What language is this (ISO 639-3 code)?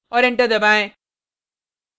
hin